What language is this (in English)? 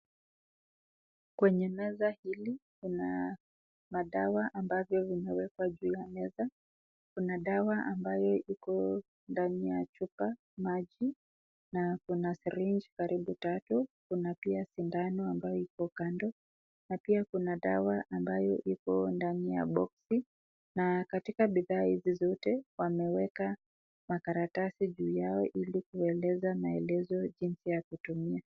Swahili